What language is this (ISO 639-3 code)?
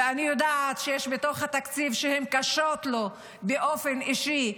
heb